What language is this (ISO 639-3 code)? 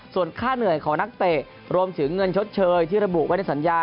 tha